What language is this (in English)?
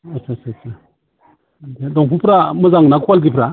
Bodo